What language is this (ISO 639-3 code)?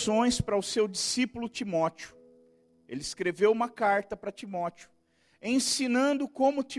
por